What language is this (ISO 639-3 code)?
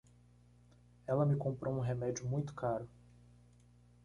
por